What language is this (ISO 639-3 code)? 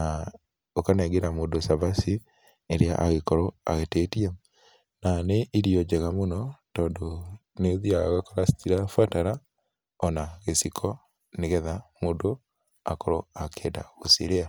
kik